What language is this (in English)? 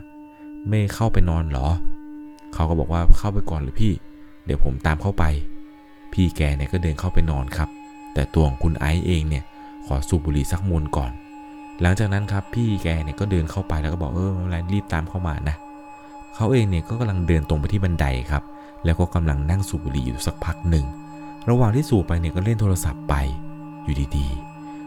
Thai